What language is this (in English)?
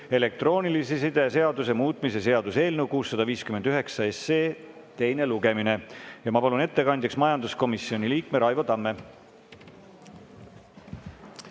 Estonian